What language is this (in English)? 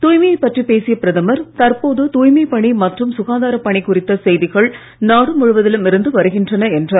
Tamil